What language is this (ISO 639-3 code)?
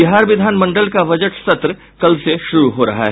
hin